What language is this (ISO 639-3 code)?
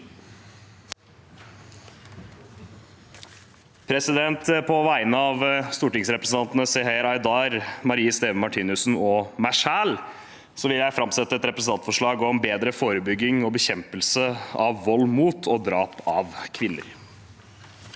nor